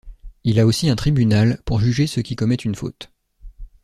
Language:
French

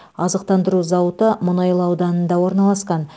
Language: Kazakh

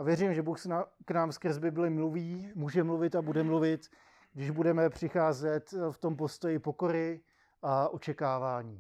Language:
Czech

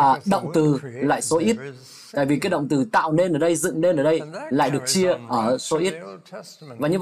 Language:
Vietnamese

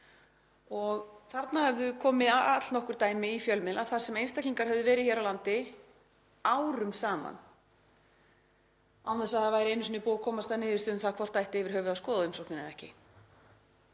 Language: Icelandic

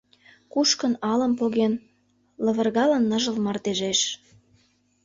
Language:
Mari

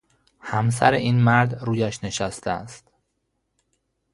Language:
Persian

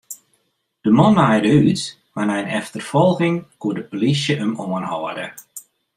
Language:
Western Frisian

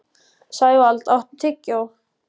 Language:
Icelandic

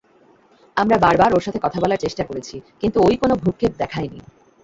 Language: Bangla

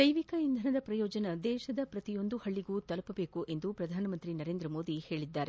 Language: Kannada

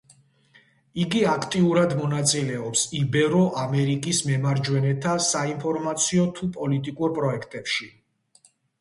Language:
Georgian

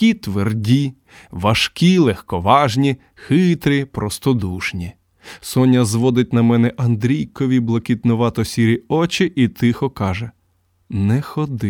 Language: Ukrainian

